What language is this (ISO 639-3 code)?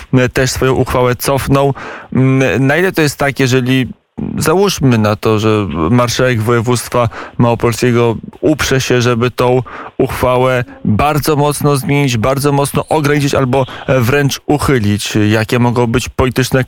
pol